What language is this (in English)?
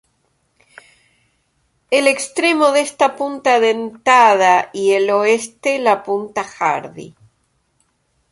Spanish